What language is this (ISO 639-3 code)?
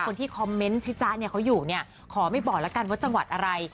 tha